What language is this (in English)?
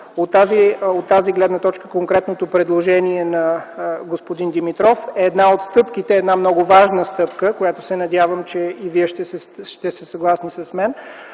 Bulgarian